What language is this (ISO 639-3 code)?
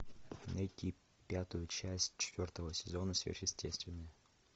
rus